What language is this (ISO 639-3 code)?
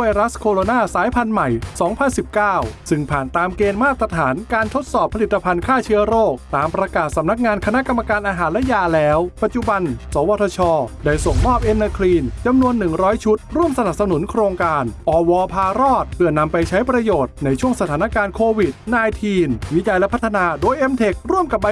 tha